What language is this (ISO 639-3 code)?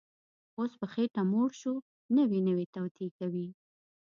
pus